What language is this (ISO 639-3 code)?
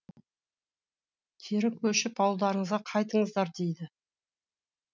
kaz